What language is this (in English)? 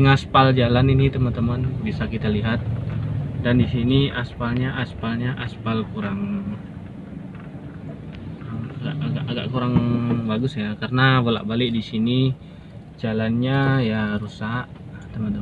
Indonesian